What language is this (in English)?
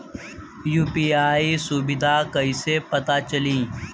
Bhojpuri